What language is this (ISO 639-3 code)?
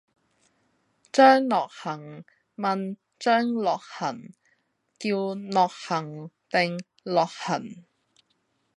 yue